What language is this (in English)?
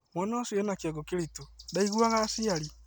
Kikuyu